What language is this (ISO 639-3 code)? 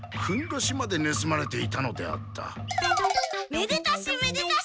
jpn